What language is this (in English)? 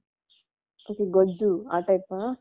Kannada